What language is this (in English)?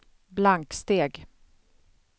Swedish